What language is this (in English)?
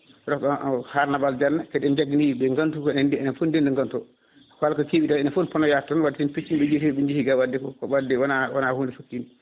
Fula